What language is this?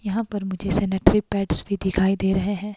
Hindi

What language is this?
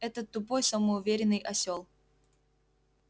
Russian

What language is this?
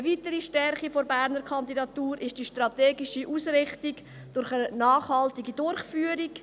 Swiss German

